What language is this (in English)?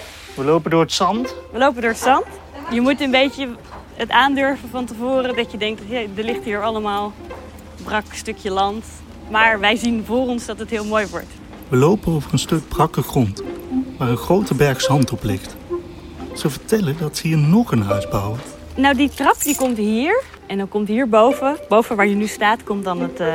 Dutch